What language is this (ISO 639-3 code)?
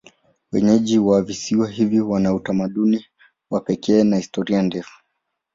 swa